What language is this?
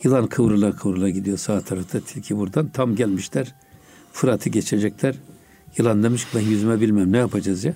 Turkish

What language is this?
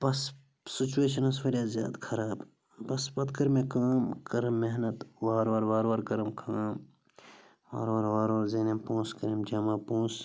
Kashmiri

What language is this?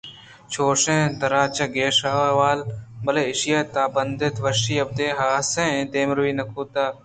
Eastern Balochi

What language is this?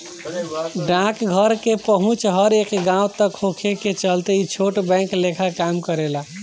Bhojpuri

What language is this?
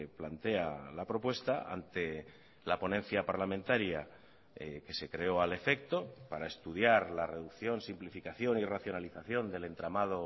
Spanish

